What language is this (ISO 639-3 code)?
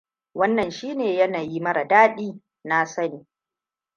hau